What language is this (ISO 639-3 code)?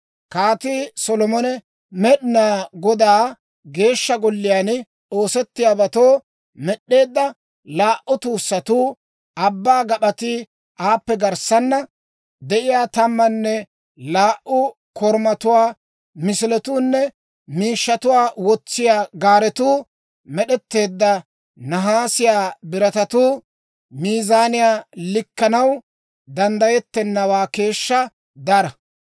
dwr